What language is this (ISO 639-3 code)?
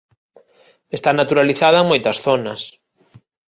glg